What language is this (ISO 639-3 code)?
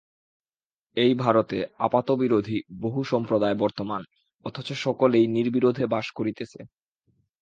ben